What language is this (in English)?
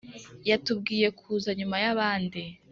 Kinyarwanda